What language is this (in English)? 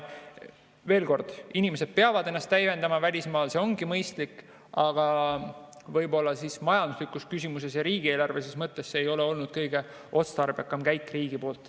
Estonian